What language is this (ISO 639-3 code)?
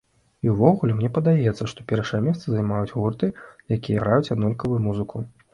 bel